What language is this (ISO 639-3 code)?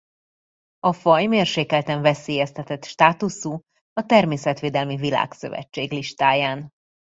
hun